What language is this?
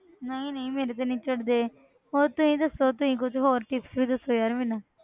Punjabi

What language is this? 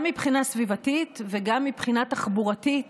Hebrew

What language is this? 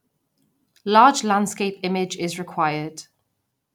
English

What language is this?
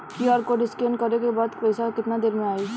Bhojpuri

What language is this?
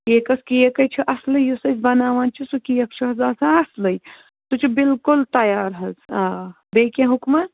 Kashmiri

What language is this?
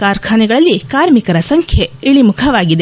Kannada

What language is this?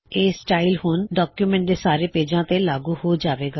Punjabi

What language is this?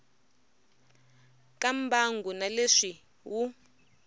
Tsonga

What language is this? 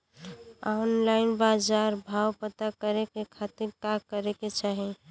Bhojpuri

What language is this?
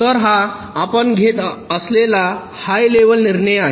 Marathi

